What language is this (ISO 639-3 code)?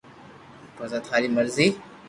lrk